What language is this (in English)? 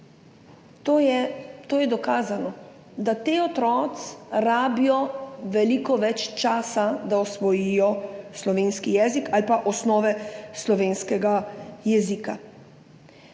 Slovenian